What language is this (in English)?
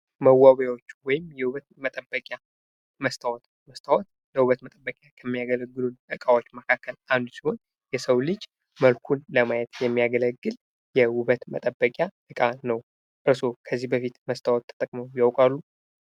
Amharic